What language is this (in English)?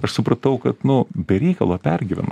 Lithuanian